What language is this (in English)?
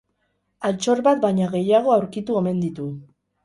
Basque